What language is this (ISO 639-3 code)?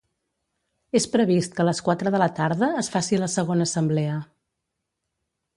cat